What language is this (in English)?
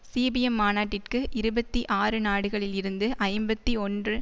Tamil